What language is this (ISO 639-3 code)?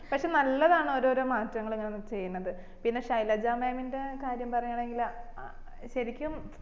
mal